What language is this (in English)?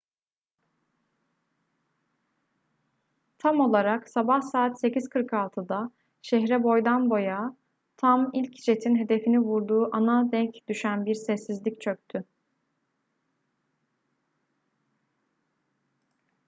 Turkish